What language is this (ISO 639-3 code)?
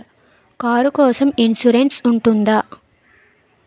tel